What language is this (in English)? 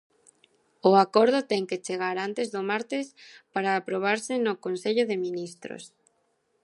Galician